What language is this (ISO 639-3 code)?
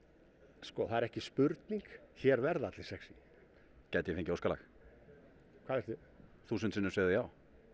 isl